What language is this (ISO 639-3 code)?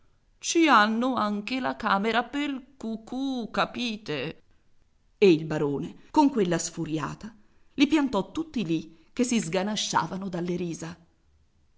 ita